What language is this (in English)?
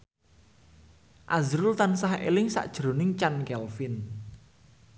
Javanese